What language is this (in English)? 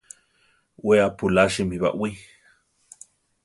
Central Tarahumara